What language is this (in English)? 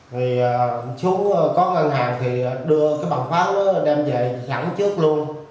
Vietnamese